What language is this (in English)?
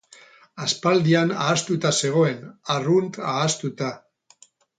Basque